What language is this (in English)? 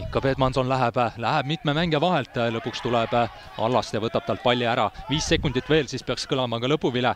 Finnish